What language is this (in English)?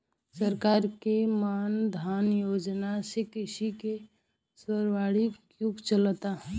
Bhojpuri